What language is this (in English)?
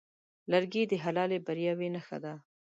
Pashto